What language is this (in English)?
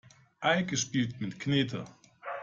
German